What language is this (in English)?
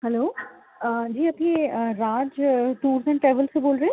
Urdu